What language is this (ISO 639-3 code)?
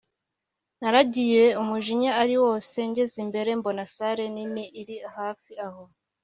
kin